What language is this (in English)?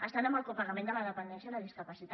Catalan